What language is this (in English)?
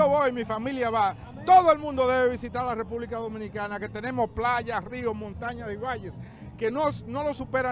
Spanish